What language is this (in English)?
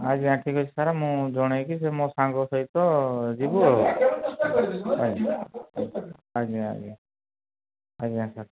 Odia